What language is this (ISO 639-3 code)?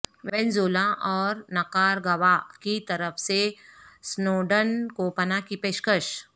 urd